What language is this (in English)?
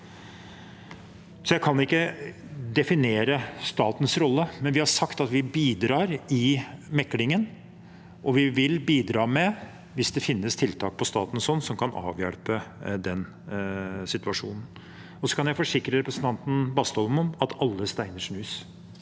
Norwegian